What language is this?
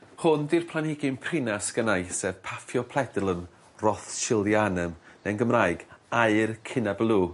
Welsh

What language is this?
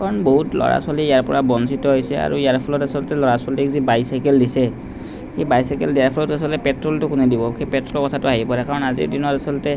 Assamese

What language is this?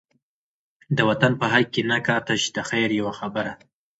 Pashto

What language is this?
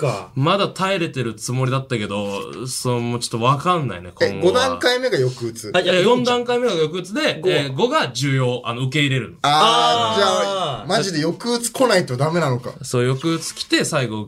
Japanese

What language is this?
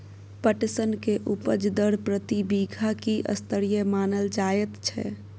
Maithili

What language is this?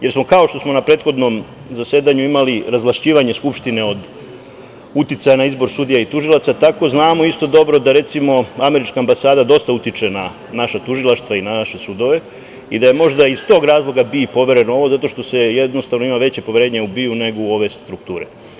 Serbian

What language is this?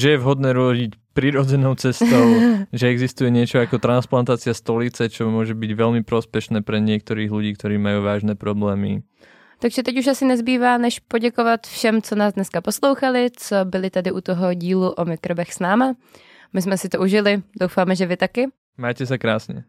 Czech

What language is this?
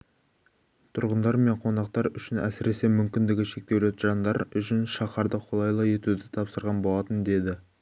Kazakh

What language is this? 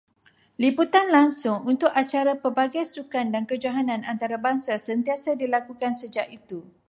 Malay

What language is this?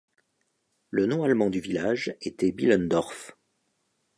French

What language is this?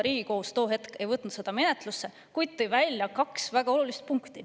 Estonian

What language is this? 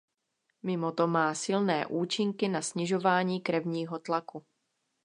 Czech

